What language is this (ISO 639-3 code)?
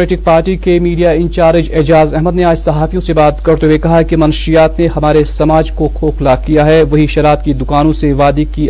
urd